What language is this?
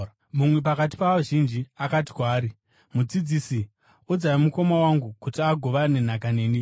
Shona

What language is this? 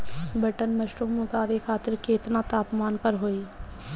Bhojpuri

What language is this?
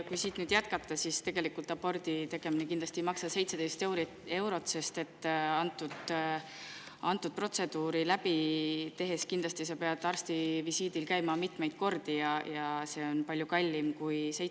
Estonian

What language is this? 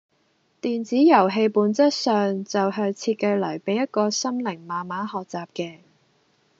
Cantonese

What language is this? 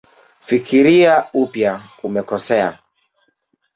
Swahili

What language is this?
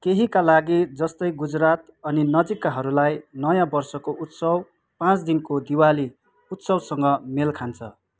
Nepali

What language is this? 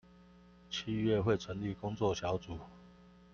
Chinese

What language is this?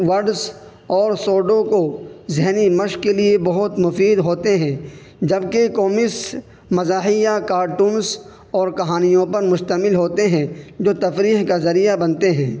Urdu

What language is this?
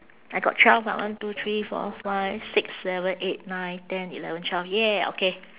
English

